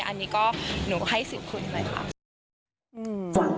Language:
Thai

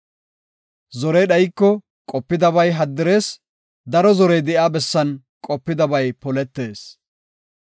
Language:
Gofa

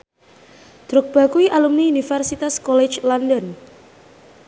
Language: Javanese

